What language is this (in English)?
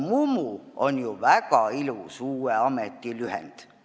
Estonian